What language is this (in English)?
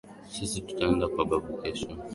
Swahili